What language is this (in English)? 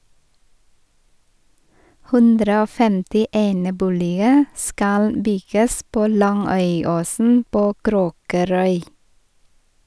Norwegian